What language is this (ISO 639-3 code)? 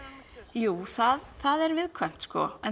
isl